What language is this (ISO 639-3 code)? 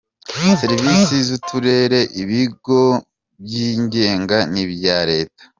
kin